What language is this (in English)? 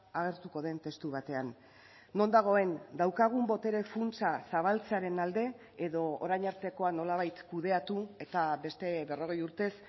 Basque